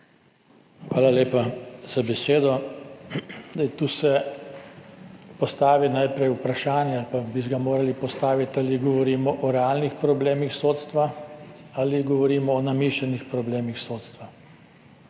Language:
Slovenian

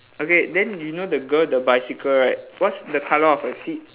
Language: English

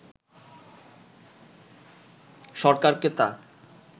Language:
Bangla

